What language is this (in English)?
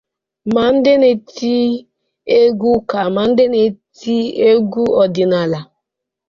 Igbo